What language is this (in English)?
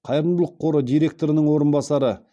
Kazakh